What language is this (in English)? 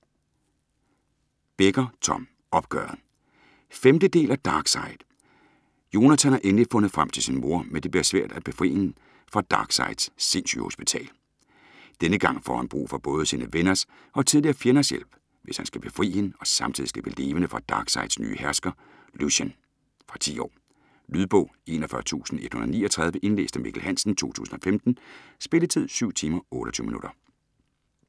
Danish